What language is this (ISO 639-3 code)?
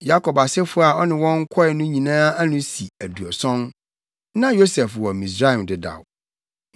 aka